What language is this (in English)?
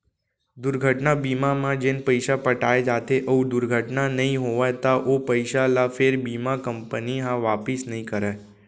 Chhattisgarhi